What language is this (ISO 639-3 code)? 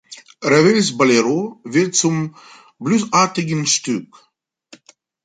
deu